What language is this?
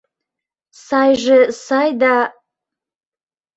Mari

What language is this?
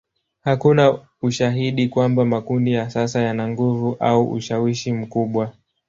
Swahili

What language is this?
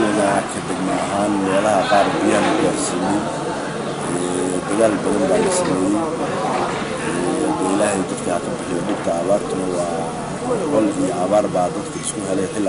Arabic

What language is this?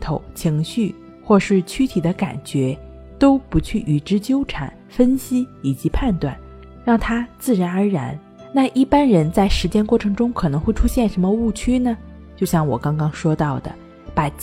Chinese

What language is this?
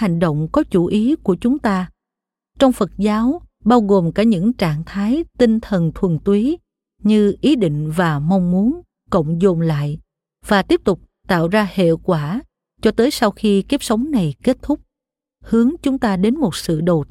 Vietnamese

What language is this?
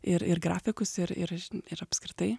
Lithuanian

